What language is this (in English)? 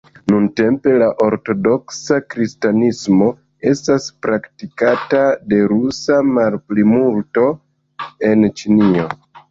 Esperanto